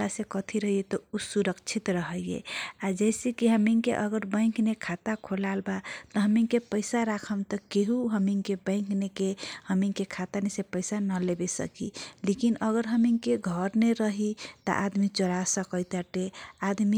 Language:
Kochila Tharu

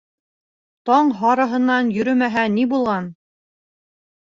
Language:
Bashkir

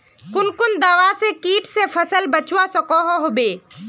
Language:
Magahi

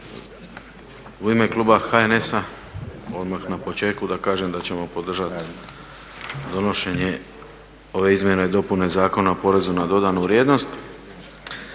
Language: Croatian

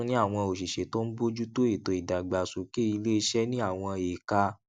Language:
Yoruba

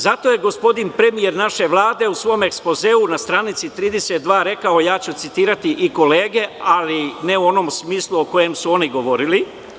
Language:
Serbian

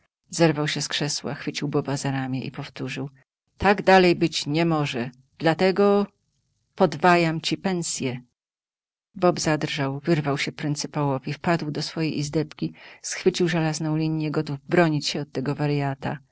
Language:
Polish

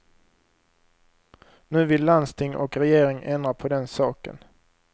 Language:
Swedish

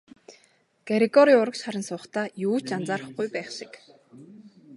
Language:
Mongolian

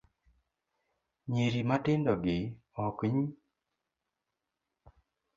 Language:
Luo (Kenya and Tanzania)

